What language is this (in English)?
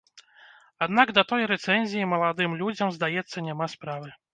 Belarusian